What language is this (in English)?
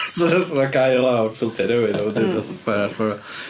Welsh